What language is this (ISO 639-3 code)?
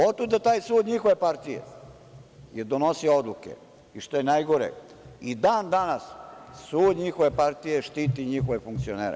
srp